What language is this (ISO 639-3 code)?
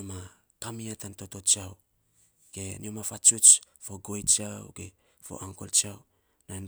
sps